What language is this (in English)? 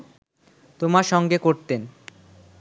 Bangla